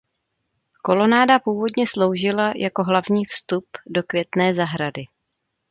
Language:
Czech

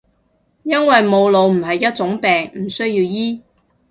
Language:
Cantonese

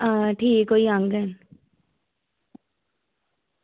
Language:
Dogri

